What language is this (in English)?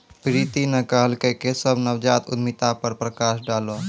Maithili